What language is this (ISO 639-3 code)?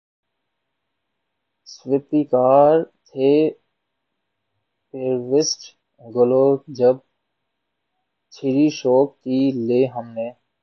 urd